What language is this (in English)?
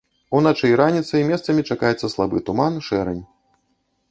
Belarusian